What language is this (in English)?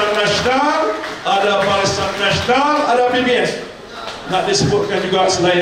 Malay